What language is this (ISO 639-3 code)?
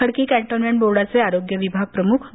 mar